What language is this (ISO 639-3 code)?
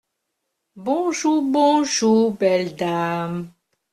fra